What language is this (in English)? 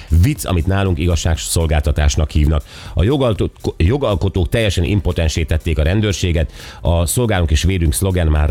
Hungarian